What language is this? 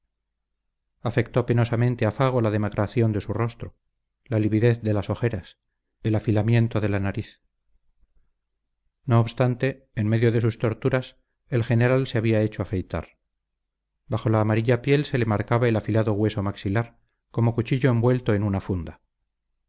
Spanish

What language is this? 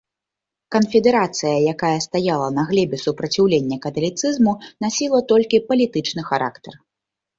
Belarusian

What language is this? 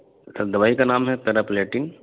Urdu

